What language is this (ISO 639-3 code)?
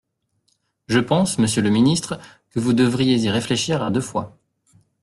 fra